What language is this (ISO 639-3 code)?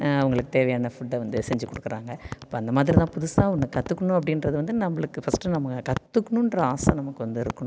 tam